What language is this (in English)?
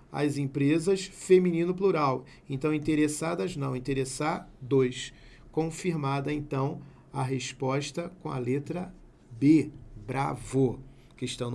Portuguese